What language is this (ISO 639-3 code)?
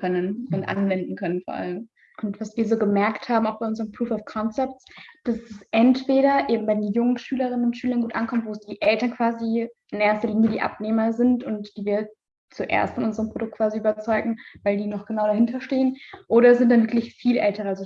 deu